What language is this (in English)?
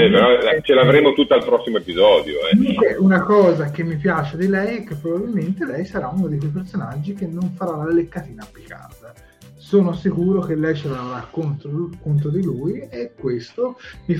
Italian